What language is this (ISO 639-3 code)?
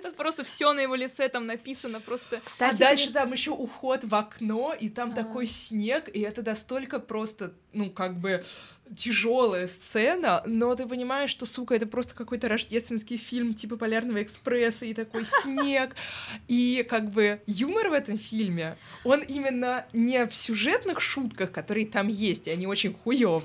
rus